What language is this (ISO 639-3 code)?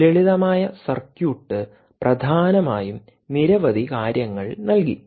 mal